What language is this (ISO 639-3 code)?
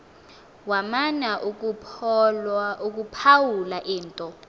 xho